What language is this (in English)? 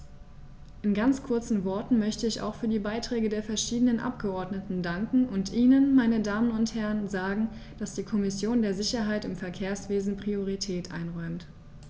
German